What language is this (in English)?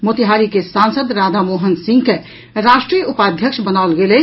Maithili